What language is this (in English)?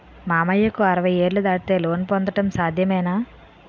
Telugu